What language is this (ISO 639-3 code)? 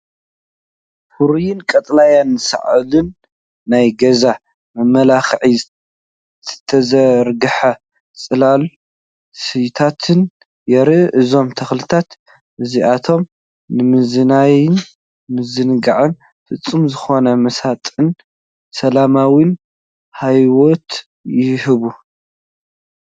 tir